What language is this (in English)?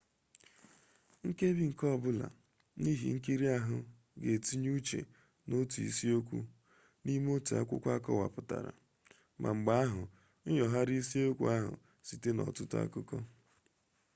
Igbo